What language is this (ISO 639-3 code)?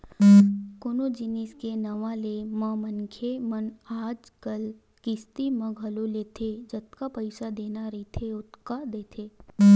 hne